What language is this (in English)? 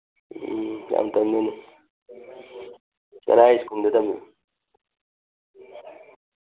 Manipuri